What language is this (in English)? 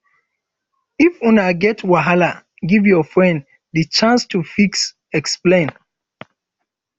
Nigerian Pidgin